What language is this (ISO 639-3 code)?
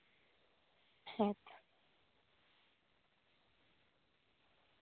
sat